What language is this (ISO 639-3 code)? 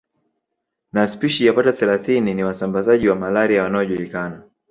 swa